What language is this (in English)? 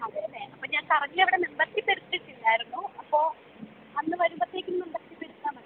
Malayalam